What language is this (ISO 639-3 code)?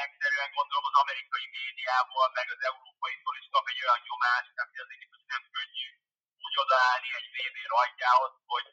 hun